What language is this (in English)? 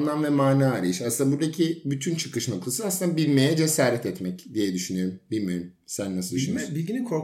Turkish